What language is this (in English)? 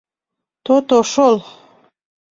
Mari